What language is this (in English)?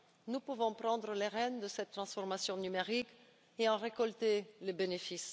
French